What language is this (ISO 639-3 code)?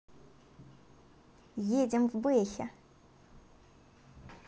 rus